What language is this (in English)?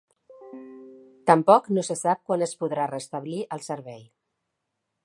Catalan